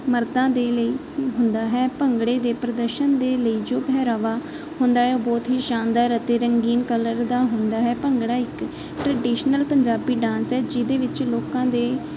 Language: Punjabi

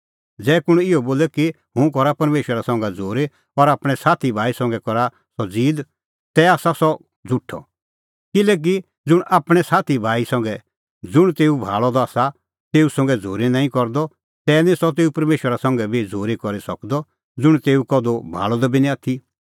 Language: Kullu Pahari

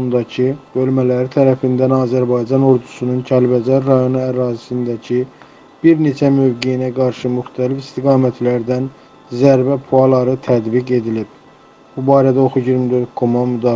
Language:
Turkish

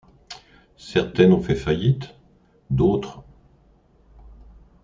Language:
French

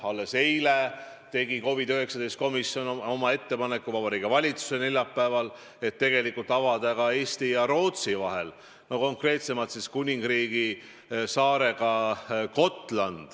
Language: Estonian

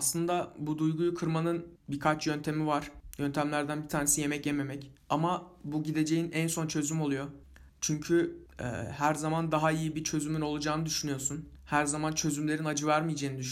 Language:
Turkish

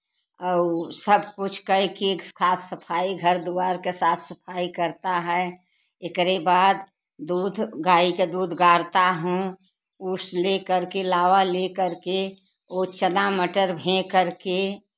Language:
Hindi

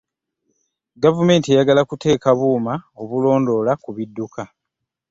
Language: Ganda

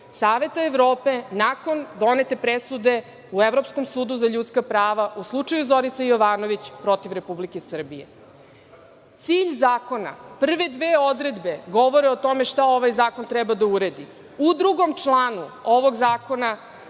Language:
Serbian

